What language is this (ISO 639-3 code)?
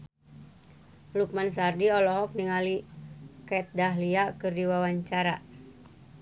sun